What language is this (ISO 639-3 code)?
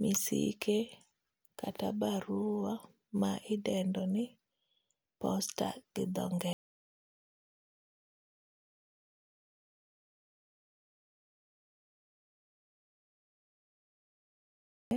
luo